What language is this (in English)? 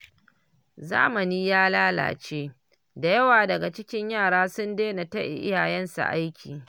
Hausa